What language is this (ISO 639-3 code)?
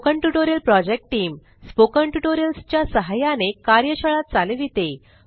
mar